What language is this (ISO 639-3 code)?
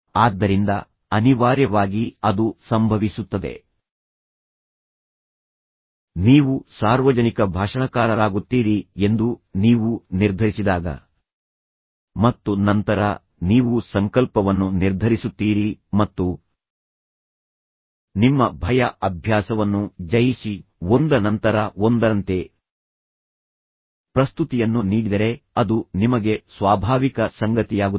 kan